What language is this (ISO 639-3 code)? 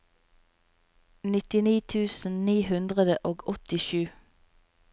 nor